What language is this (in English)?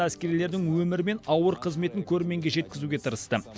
Kazakh